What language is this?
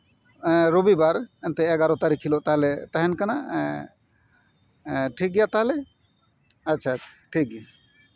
Santali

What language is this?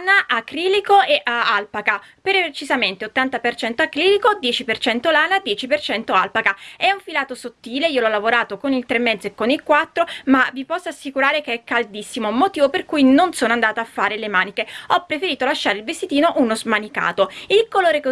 Italian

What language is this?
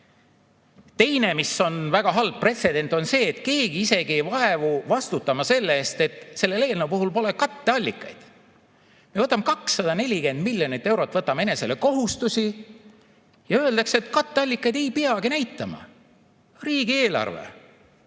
Estonian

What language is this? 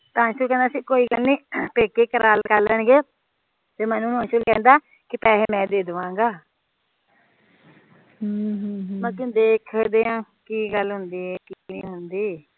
Punjabi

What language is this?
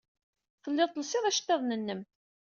Kabyle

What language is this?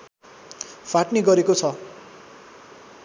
Nepali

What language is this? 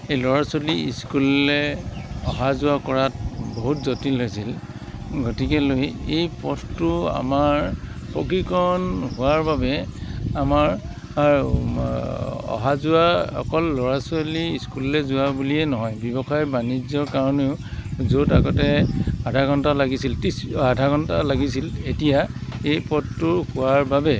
Assamese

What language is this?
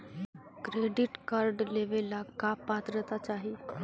Magahi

